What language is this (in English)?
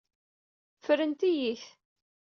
Kabyle